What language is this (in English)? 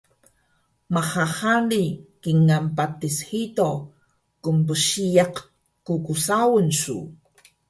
Taroko